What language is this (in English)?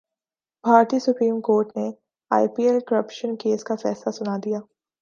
Urdu